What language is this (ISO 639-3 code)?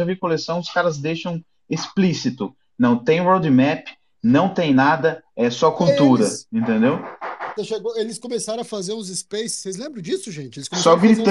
por